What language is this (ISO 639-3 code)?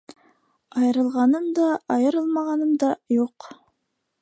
bak